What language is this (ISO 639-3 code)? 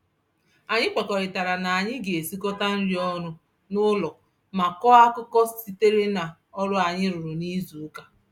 ibo